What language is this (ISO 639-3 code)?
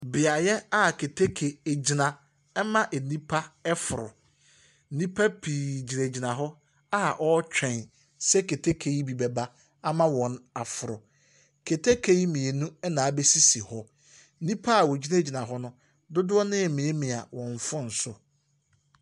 aka